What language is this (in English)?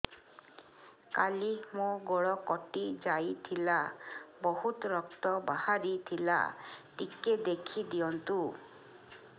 Odia